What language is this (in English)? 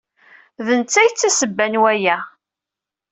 Kabyle